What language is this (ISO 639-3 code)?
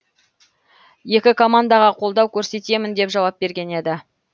kaz